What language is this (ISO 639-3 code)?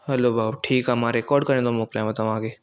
snd